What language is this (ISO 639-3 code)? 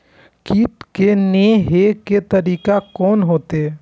mai